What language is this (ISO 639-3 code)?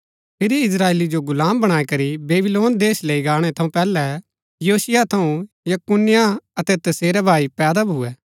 gbk